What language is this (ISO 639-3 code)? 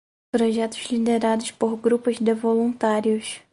por